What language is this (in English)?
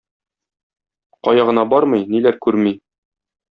Tatar